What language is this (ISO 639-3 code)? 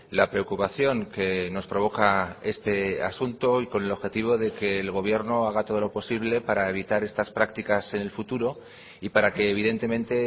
spa